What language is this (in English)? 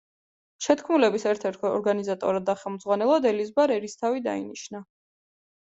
Georgian